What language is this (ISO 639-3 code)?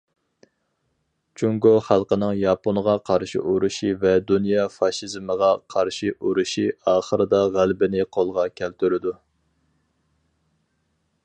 uig